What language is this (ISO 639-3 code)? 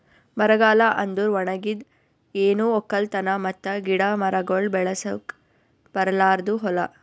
kan